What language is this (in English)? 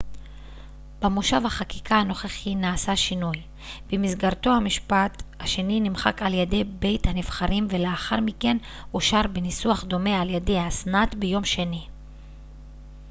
Hebrew